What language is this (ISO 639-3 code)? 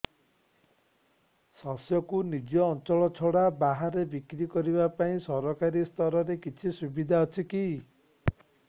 ori